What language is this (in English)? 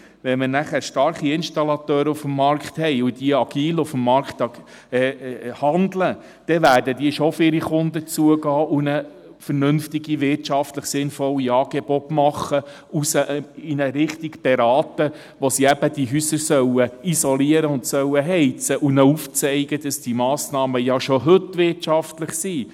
Swiss German